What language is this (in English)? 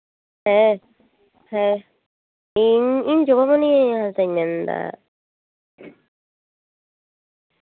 Santali